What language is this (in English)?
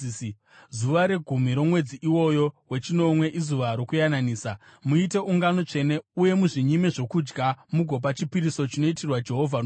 Shona